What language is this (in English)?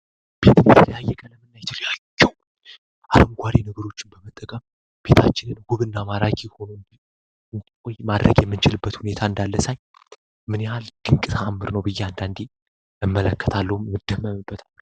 Amharic